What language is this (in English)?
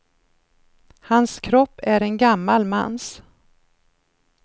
Swedish